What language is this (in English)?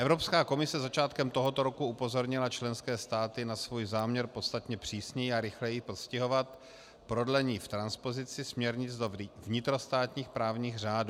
Czech